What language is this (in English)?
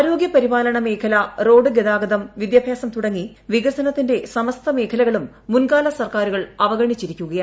Malayalam